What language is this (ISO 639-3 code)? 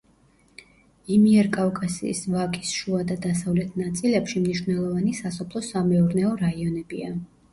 kat